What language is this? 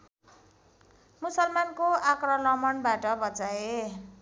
Nepali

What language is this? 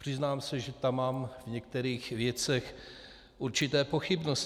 Czech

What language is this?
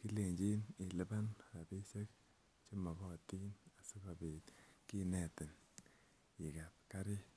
Kalenjin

